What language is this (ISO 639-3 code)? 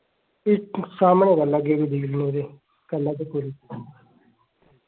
doi